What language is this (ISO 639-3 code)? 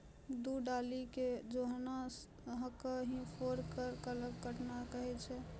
mai